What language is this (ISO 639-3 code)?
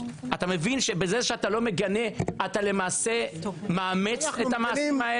heb